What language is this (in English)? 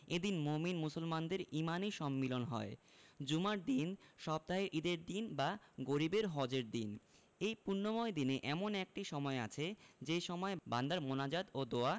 Bangla